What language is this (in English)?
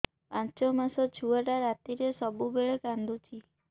Odia